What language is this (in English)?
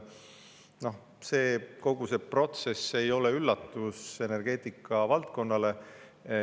Estonian